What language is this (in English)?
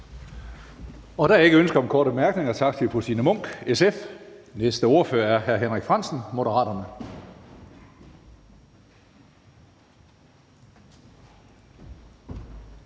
Danish